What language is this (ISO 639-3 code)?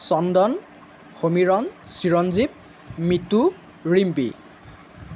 asm